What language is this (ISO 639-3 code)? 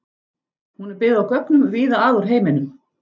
isl